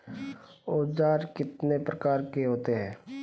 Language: Hindi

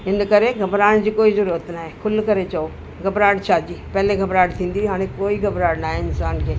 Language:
Sindhi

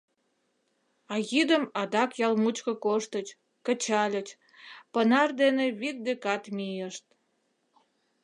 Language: Mari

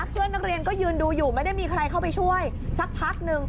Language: Thai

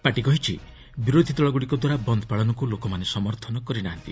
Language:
Odia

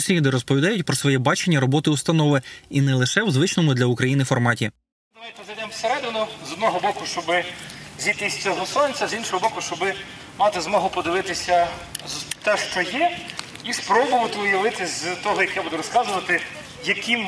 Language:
Ukrainian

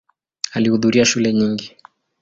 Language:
Swahili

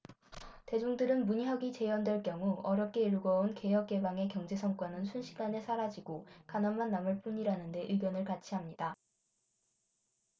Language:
Korean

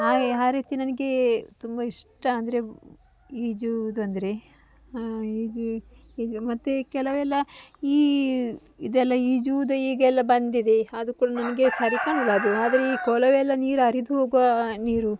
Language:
Kannada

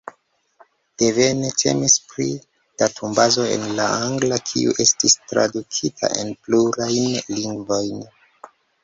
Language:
Esperanto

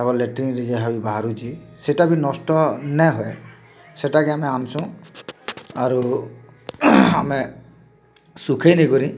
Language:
Odia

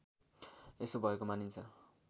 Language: Nepali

